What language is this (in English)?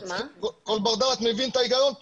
Hebrew